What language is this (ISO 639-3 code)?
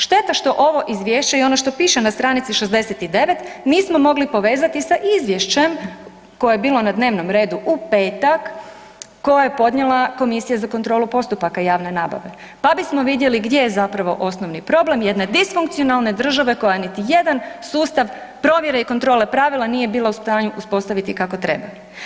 hrv